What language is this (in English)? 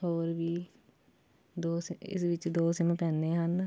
Punjabi